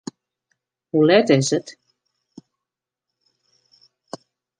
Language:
Western Frisian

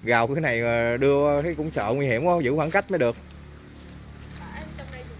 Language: Vietnamese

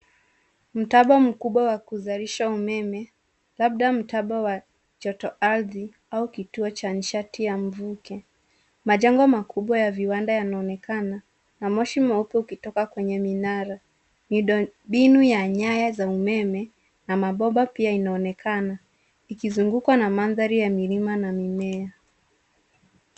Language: Swahili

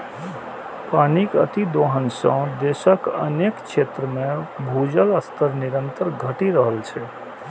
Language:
Maithili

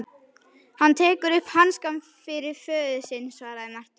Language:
Icelandic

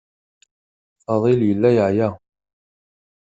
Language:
Kabyle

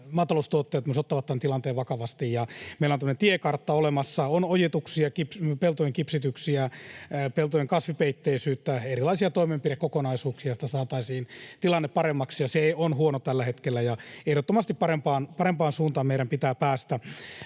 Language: Finnish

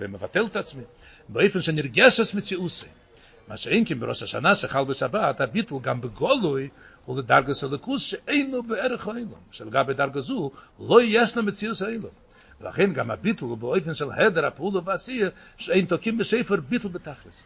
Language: Hebrew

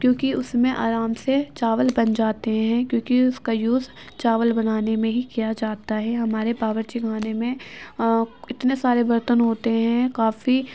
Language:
Urdu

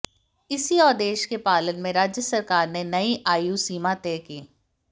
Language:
Hindi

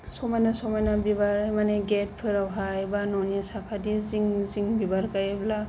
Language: Bodo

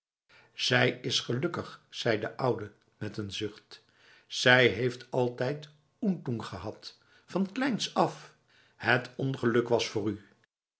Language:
Dutch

